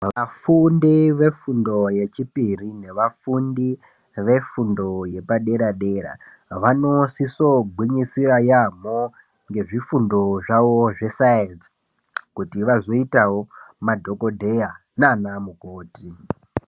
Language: Ndau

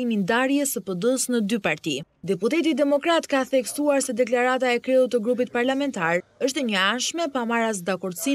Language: Romanian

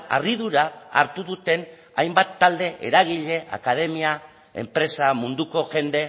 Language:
Basque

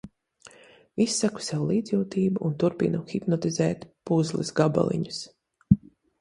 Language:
Latvian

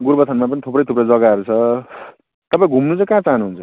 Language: Nepali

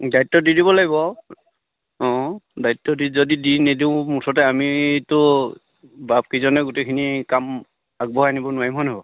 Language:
Assamese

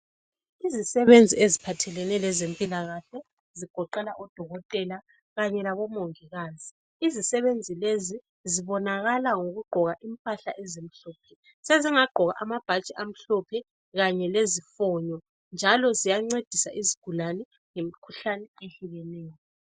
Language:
North Ndebele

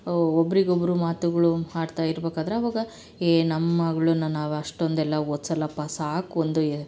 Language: Kannada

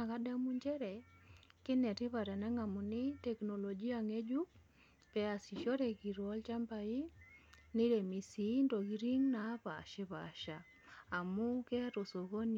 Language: Masai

